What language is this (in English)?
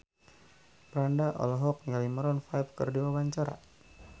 Sundanese